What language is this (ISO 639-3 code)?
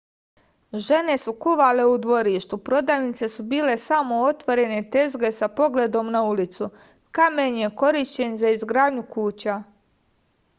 srp